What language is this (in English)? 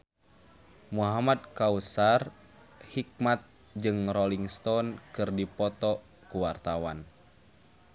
Sundanese